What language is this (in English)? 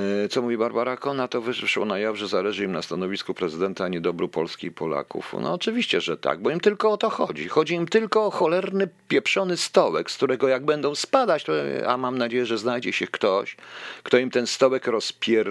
Polish